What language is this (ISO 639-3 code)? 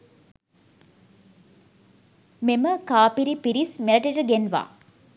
sin